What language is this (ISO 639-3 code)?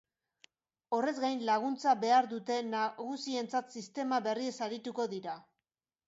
eus